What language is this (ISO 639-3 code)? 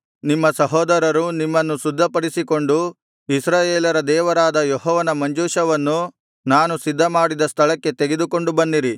kan